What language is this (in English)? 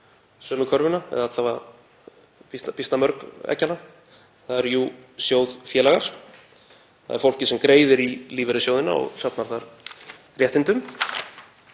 Icelandic